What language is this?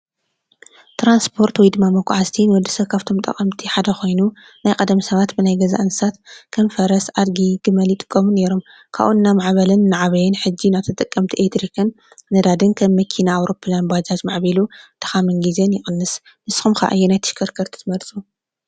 Tigrinya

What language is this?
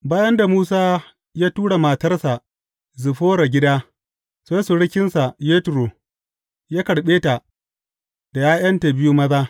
Hausa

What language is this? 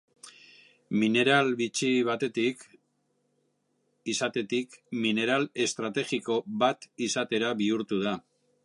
Basque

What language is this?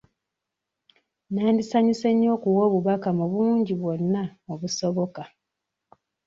Ganda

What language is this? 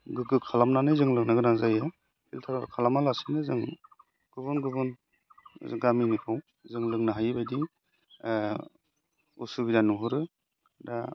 Bodo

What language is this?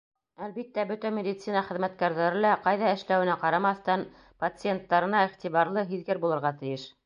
Bashkir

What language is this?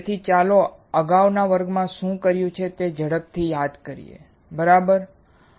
Gujarati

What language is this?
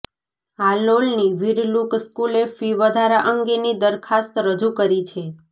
Gujarati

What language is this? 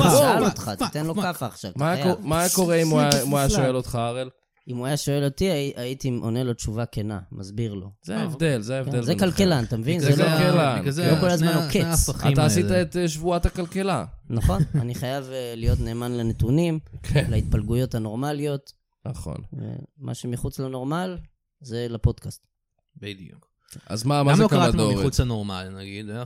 Hebrew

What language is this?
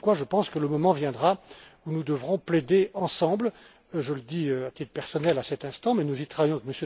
French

